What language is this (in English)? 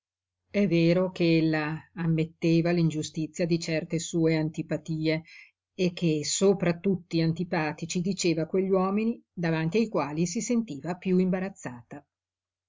Italian